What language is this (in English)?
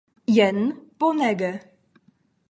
Esperanto